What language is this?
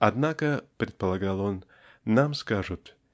Russian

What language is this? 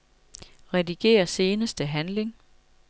Danish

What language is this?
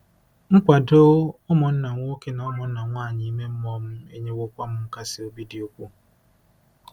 Igbo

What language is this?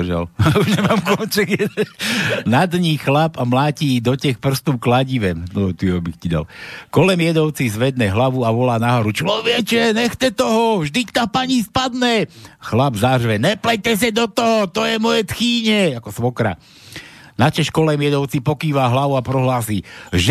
Slovak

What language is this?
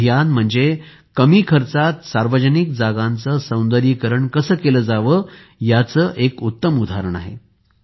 Marathi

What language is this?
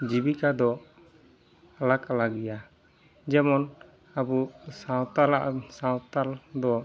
Santali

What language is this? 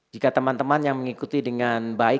Indonesian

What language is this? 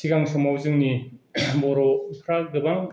Bodo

